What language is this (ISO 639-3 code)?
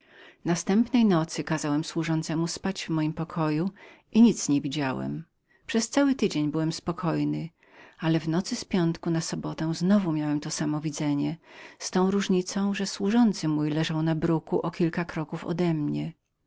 pol